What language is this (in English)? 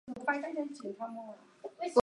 Chinese